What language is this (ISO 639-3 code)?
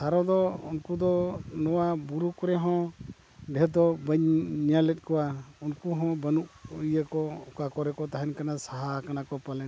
sat